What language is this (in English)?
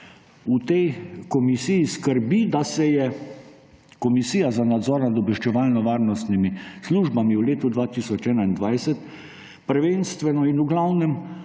Slovenian